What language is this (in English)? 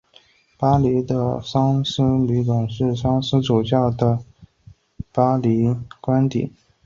Chinese